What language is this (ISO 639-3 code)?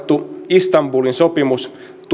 fin